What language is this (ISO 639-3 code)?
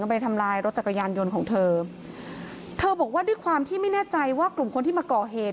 tha